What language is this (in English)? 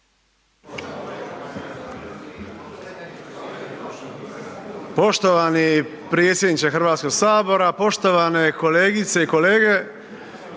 Croatian